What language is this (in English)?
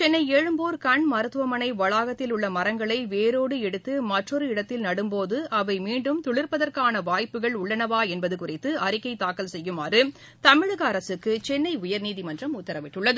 Tamil